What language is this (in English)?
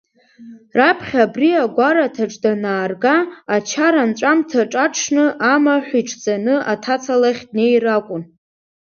Abkhazian